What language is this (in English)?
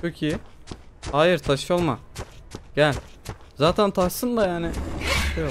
Turkish